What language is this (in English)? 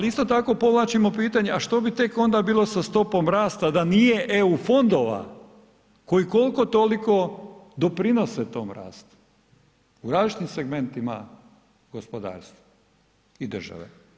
Croatian